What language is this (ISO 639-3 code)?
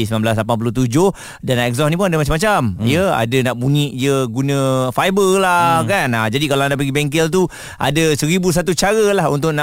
msa